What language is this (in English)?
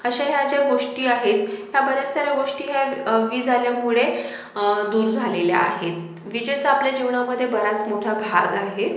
Marathi